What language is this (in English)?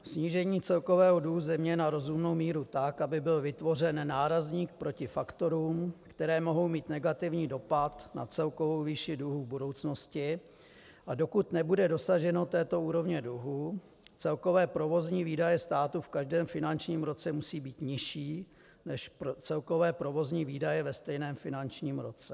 Czech